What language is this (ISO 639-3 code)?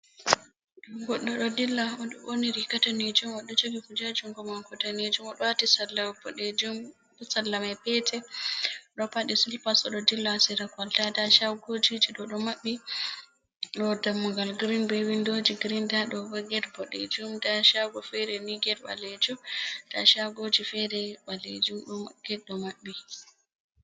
ful